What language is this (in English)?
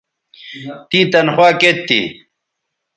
Bateri